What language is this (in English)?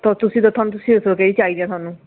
Punjabi